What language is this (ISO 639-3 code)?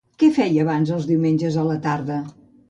cat